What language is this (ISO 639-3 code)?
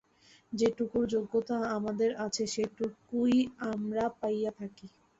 ben